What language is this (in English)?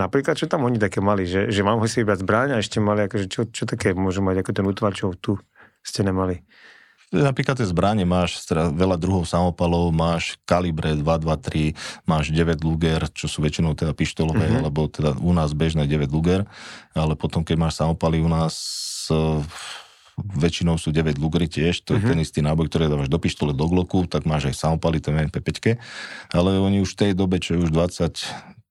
Slovak